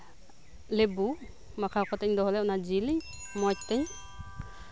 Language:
Santali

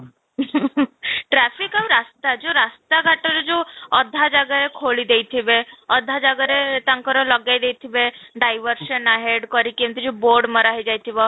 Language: Odia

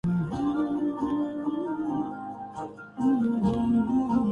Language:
Urdu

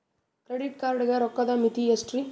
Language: Kannada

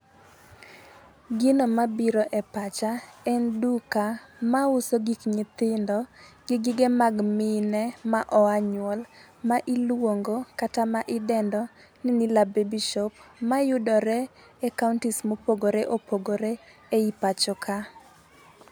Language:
Luo (Kenya and Tanzania)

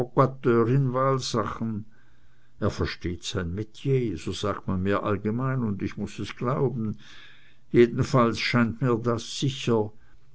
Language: German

